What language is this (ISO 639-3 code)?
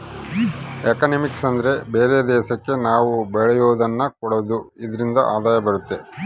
kan